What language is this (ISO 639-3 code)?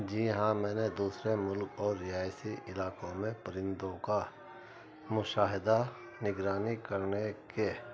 urd